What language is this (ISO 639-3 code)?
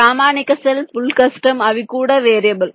tel